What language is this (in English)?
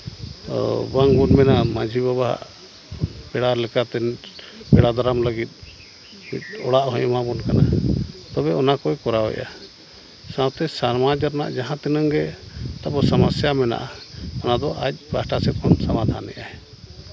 Santali